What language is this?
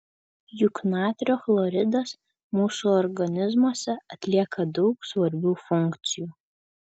Lithuanian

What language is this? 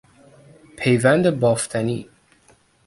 Persian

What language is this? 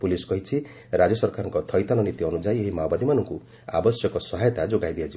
Odia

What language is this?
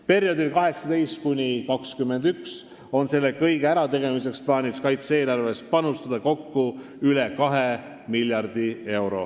Estonian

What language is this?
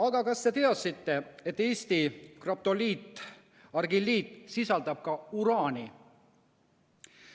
Estonian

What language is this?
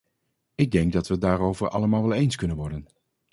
Dutch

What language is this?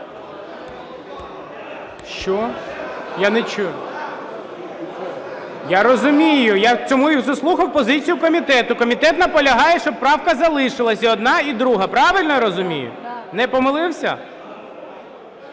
Ukrainian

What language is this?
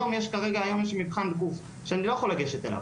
Hebrew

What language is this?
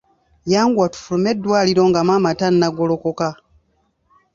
Ganda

